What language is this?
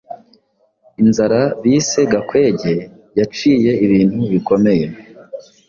Kinyarwanda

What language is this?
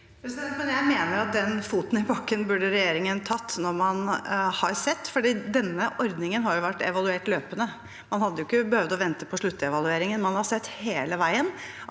Norwegian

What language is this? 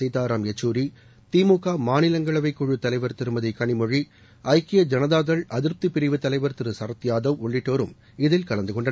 Tamil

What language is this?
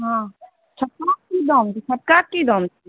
Maithili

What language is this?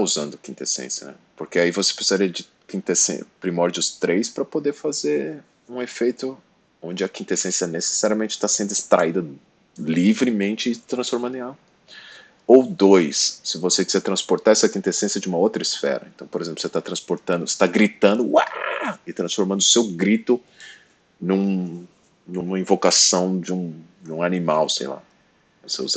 Portuguese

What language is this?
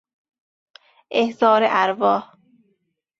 Persian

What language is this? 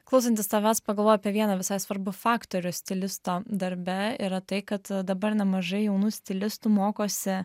Lithuanian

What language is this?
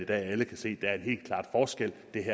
Danish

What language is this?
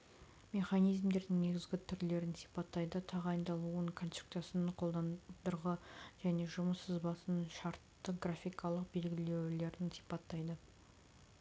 Kazakh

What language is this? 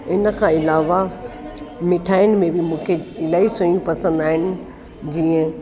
Sindhi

